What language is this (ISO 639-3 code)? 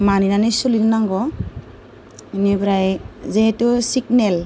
brx